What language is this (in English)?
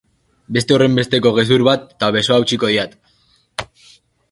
Basque